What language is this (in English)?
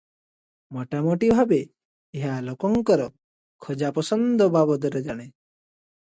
Odia